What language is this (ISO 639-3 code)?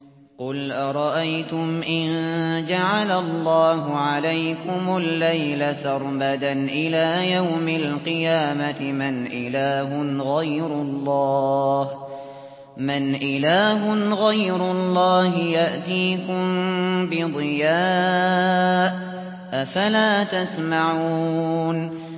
ara